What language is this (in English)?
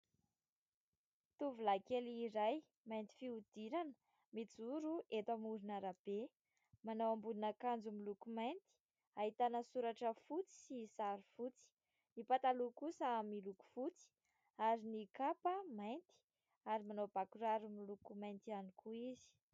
Malagasy